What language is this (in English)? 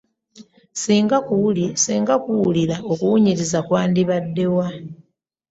Ganda